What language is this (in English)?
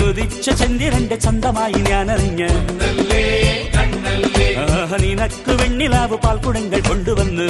Turkish